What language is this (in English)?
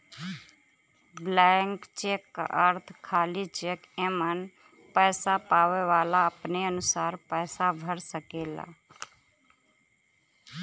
Bhojpuri